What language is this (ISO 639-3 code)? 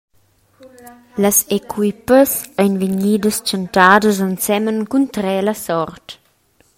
roh